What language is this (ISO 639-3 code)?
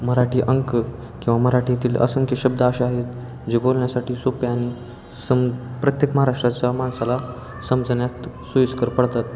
mar